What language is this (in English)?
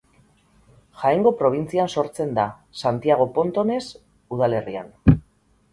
Basque